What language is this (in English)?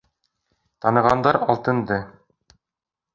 Bashkir